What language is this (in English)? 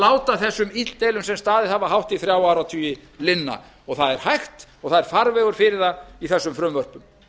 Icelandic